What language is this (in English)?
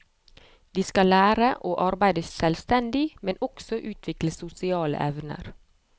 Norwegian